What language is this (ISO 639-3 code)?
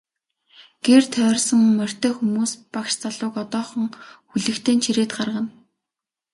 mon